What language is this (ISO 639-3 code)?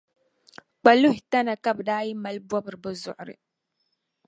dag